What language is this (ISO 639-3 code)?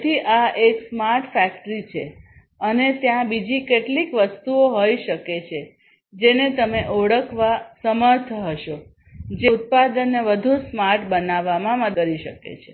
guj